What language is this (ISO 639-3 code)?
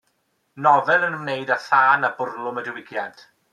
cym